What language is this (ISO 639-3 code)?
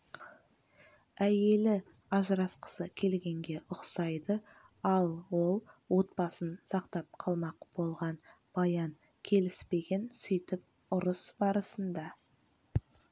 kaz